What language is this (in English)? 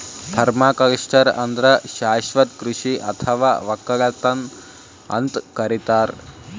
Kannada